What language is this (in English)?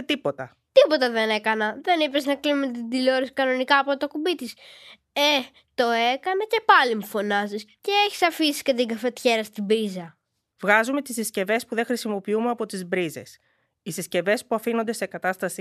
Greek